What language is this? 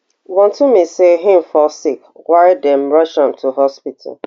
Nigerian Pidgin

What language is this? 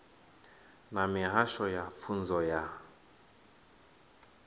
Venda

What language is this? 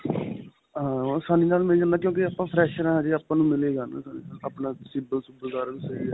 Punjabi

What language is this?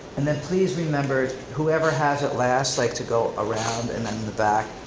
English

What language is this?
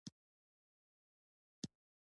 Pashto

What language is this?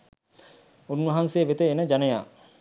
Sinhala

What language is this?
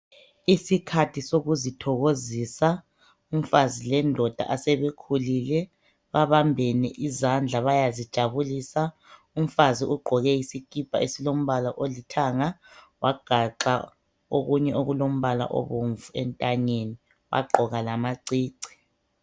North Ndebele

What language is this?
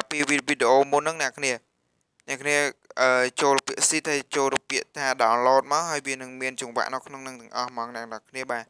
Vietnamese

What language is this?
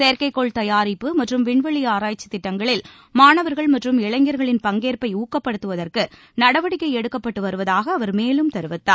Tamil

